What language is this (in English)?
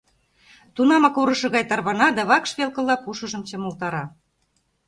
Mari